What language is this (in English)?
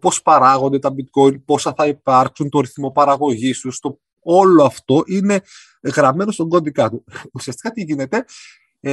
Greek